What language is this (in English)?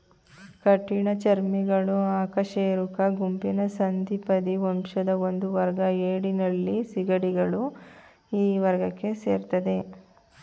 Kannada